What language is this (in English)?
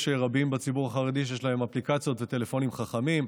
Hebrew